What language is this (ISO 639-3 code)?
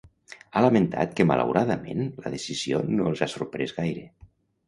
cat